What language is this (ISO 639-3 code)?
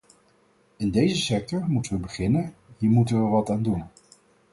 nld